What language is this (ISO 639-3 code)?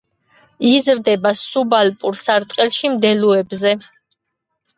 kat